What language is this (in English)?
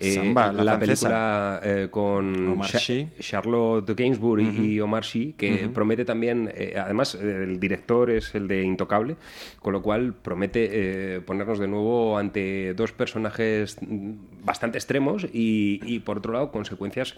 Spanish